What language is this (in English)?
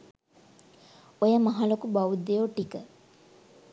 Sinhala